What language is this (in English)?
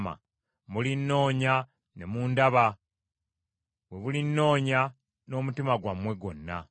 Ganda